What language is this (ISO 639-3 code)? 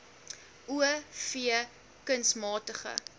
afr